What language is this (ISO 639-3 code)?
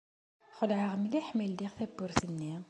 kab